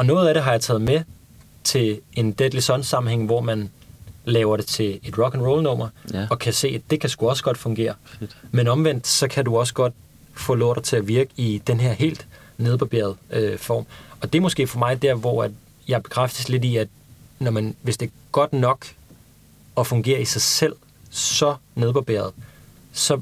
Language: Danish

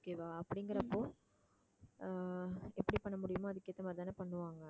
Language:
Tamil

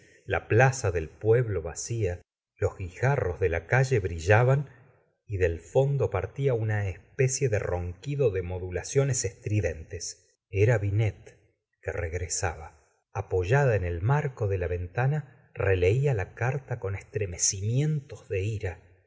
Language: Spanish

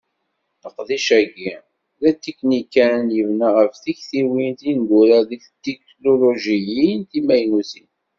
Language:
Kabyle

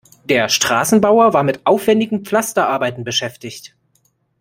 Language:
German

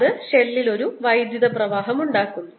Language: Malayalam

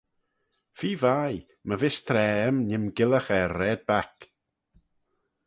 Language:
Manx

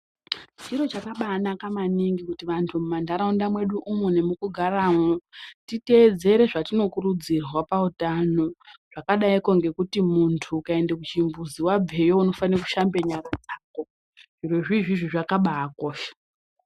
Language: Ndau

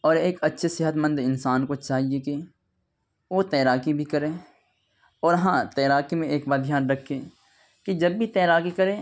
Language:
Urdu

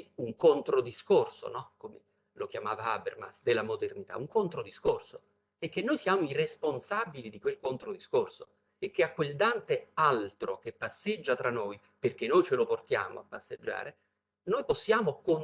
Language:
Italian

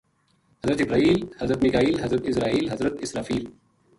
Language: Gujari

